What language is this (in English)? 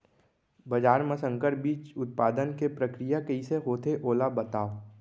Chhattisgarhi